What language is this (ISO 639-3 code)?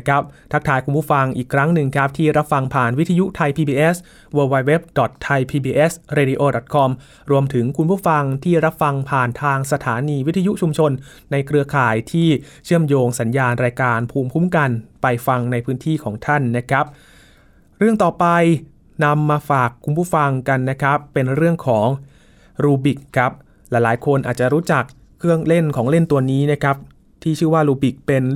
tha